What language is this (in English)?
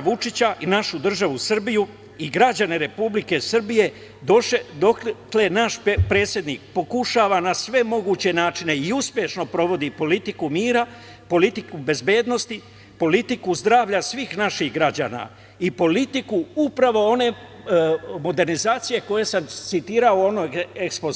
Serbian